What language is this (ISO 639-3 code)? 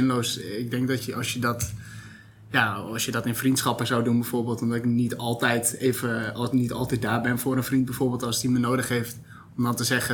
nld